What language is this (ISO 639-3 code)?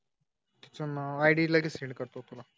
mar